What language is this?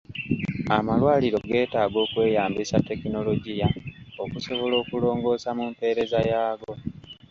Ganda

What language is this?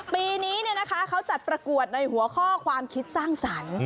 Thai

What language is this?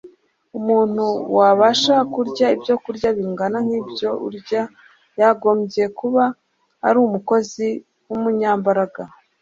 Kinyarwanda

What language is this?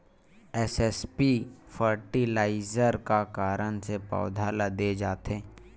Chhattisgarhi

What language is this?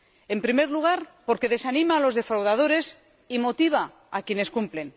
Spanish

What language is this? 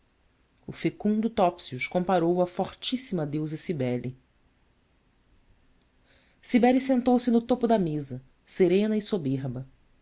Portuguese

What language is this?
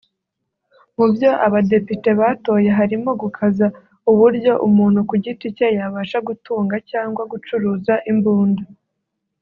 Kinyarwanda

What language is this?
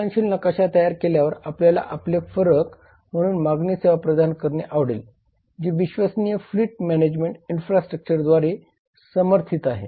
Marathi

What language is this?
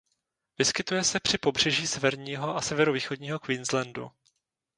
Czech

